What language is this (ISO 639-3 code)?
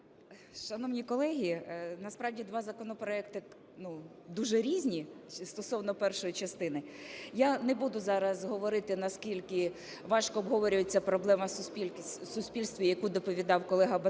ukr